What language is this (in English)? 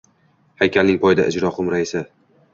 Uzbek